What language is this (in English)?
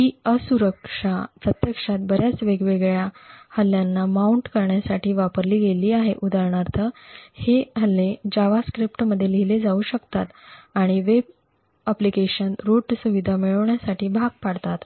Marathi